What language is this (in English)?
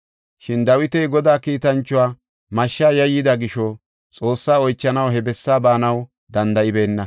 Gofa